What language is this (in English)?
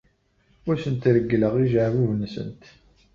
Kabyle